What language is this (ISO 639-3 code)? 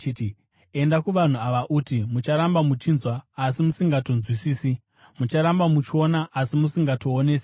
sna